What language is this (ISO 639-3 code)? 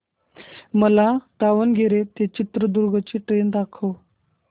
mar